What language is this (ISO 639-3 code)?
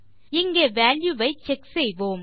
tam